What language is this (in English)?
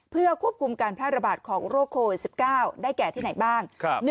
Thai